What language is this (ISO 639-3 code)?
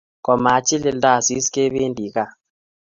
kln